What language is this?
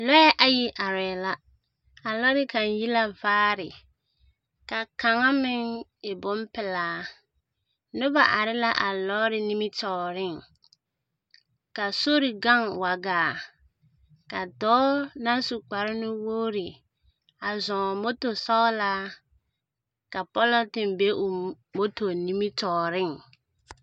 Southern Dagaare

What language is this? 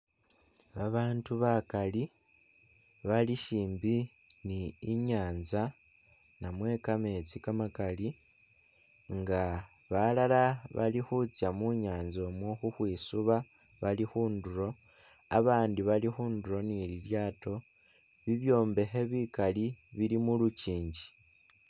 Masaaba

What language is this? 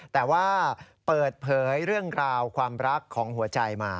Thai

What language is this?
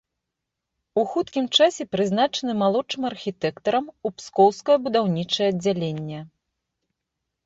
Belarusian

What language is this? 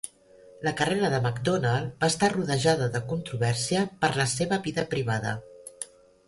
Catalan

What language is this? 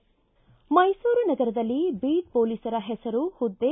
Kannada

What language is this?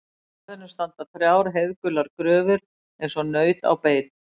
Icelandic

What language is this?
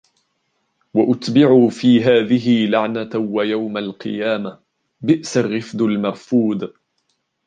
Arabic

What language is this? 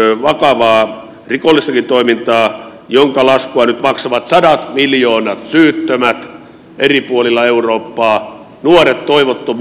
Finnish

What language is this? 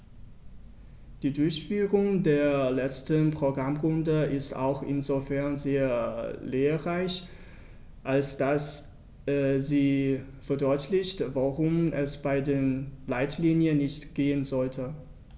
German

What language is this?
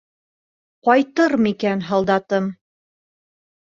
Bashkir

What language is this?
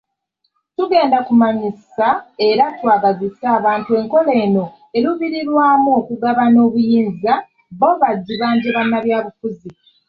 Ganda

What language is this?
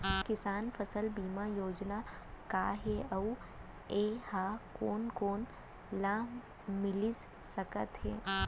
Chhattisgarhi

